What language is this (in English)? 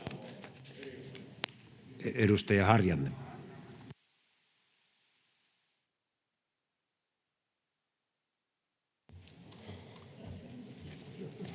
Finnish